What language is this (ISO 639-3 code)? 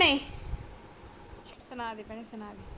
pan